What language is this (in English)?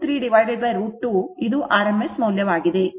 Kannada